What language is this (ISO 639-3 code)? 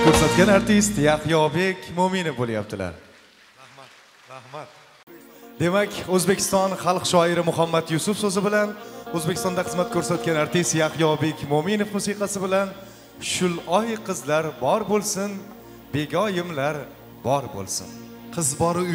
tur